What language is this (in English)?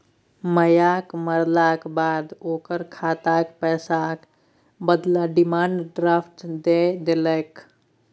Maithili